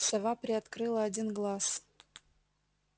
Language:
Russian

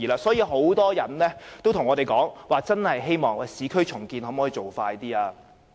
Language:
Cantonese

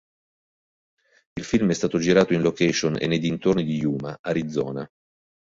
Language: Italian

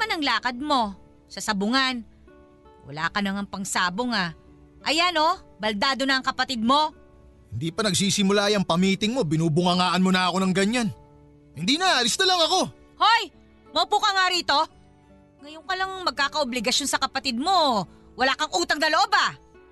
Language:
Filipino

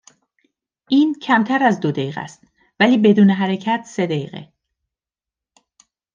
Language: Persian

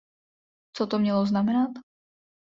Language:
Czech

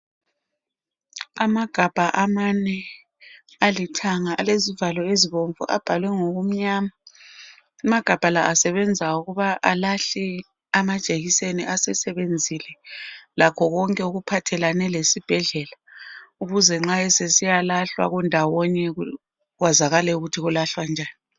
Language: North Ndebele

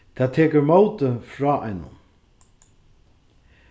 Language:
Faroese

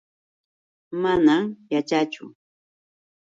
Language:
Yauyos Quechua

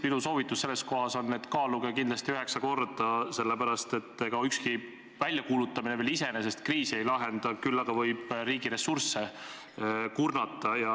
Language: Estonian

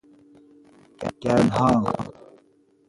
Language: Persian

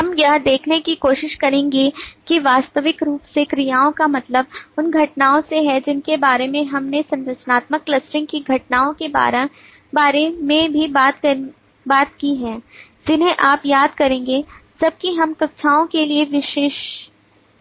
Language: Hindi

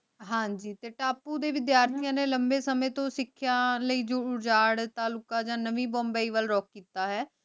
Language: Punjabi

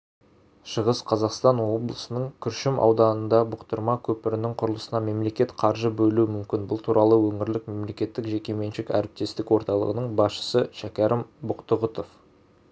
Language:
Kazakh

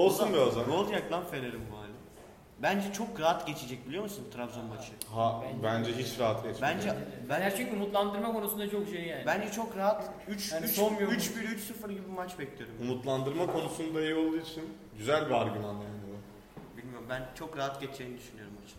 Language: Turkish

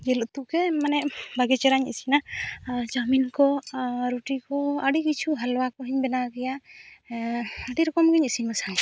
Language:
Santali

